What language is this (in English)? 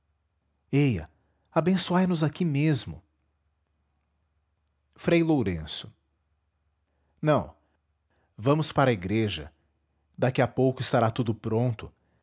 Portuguese